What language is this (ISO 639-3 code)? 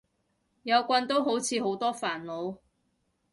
yue